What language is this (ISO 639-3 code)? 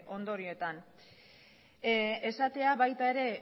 eus